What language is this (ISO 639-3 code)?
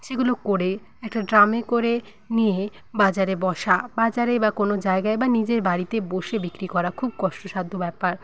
ben